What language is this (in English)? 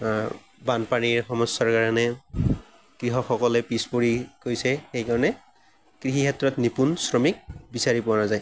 Assamese